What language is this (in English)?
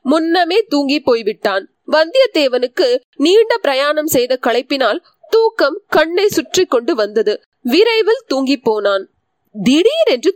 Tamil